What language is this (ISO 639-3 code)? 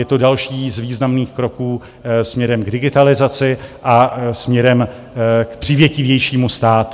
ces